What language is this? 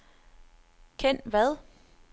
Danish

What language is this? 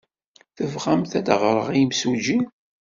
Kabyle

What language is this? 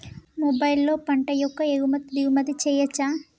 Telugu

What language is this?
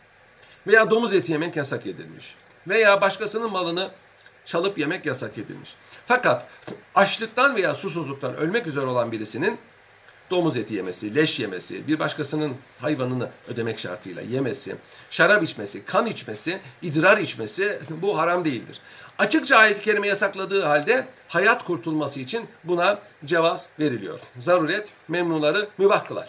Turkish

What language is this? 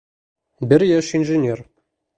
Bashkir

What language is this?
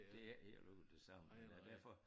Danish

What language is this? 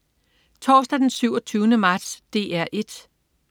Danish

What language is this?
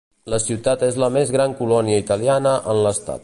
Catalan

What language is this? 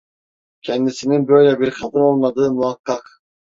Turkish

